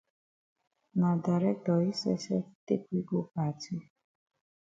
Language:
Cameroon Pidgin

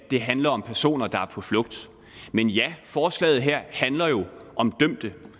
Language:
Danish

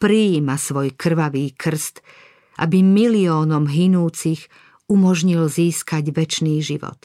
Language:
Slovak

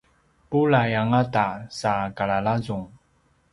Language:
Paiwan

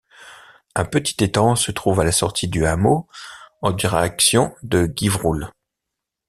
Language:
French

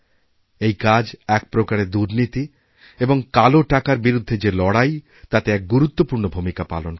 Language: Bangla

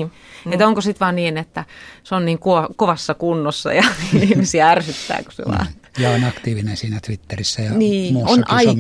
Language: Finnish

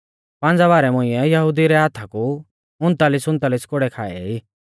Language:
Mahasu Pahari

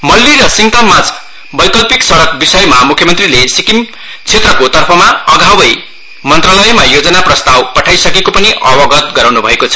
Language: Nepali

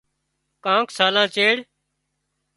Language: Wadiyara Koli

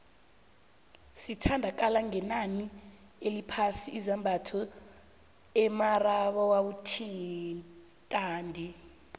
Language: South Ndebele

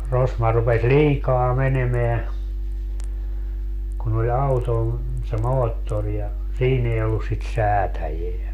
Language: Finnish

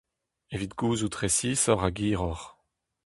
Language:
Breton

